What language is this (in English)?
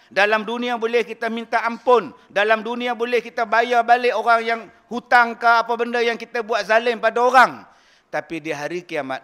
Malay